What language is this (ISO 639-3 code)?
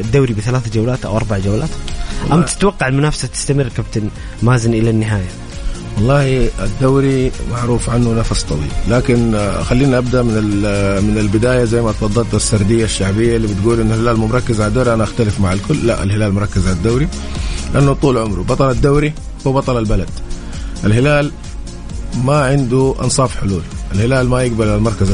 ara